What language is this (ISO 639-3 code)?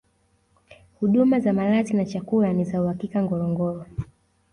swa